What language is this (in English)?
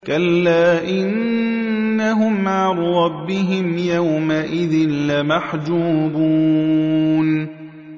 Arabic